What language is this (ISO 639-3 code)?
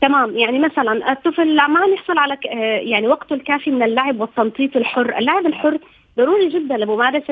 ara